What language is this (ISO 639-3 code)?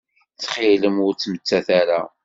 kab